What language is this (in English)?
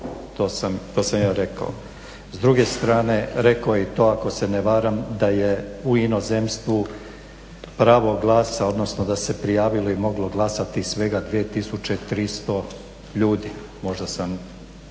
Croatian